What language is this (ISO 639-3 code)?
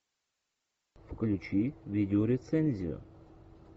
rus